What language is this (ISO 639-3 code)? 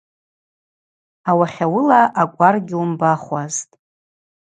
abq